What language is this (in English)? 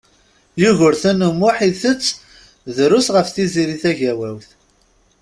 Kabyle